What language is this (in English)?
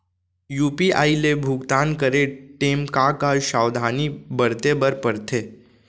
Chhattisgarhi